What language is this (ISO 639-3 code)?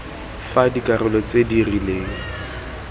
tsn